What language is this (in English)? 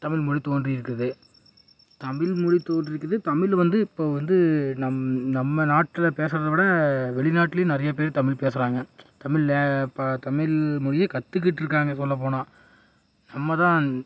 Tamil